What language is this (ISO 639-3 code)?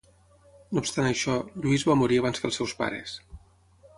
cat